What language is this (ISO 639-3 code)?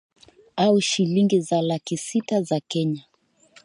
swa